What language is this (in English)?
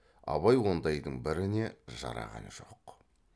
Kazakh